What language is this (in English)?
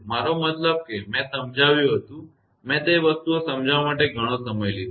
Gujarati